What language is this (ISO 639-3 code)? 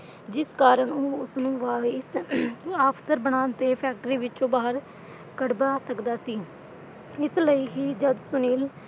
pan